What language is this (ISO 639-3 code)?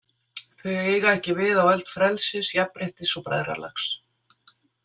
isl